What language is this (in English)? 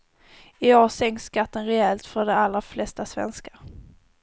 Swedish